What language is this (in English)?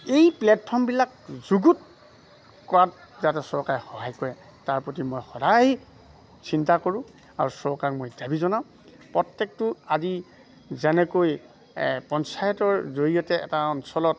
Assamese